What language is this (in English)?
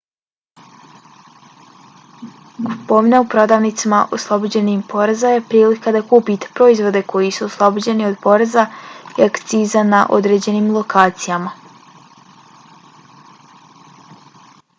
Bosnian